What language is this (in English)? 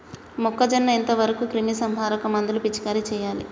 Telugu